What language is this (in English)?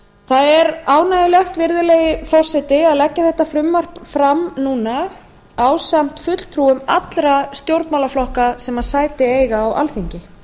Icelandic